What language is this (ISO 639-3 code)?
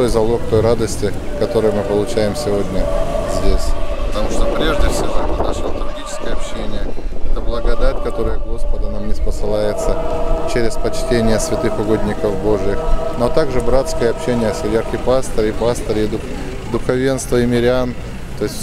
rus